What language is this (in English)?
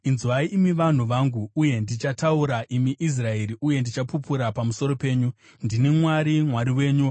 Shona